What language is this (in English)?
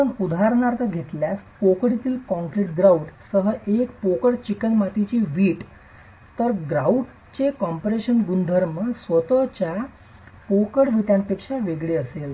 Marathi